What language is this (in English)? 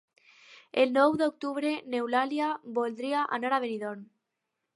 Catalan